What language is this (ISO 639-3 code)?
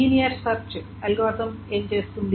tel